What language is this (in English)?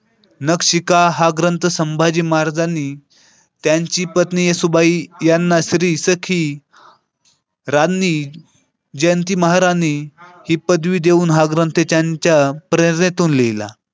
Marathi